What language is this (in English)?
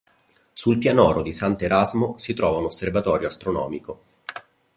Italian